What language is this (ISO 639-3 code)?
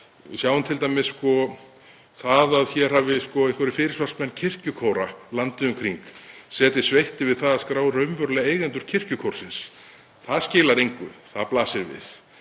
isl